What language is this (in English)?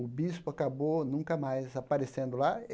Portuguese